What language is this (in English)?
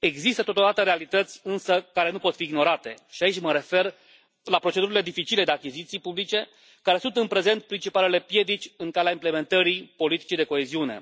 Romanian